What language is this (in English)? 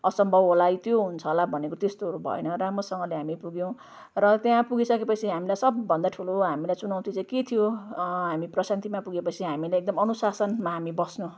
Nepali